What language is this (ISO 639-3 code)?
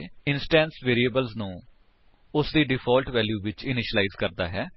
pan